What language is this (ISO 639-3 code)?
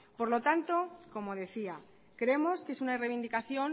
spa